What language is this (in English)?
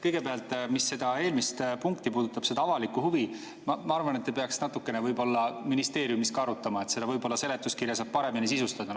Estonian